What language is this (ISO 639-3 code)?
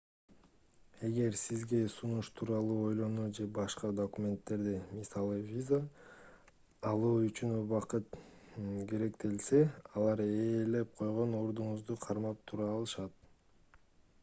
kir